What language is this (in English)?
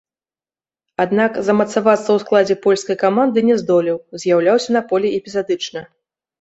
Belarusian